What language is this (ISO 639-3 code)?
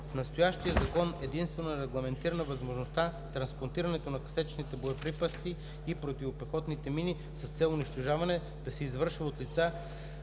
bul